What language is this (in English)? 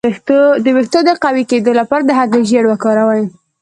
Pashto